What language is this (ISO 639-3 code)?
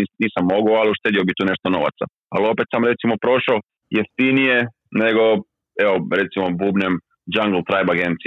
hrv